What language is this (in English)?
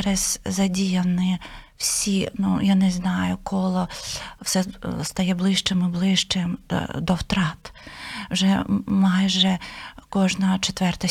Ukrainian